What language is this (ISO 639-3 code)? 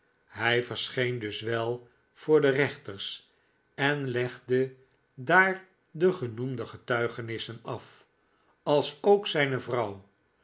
nld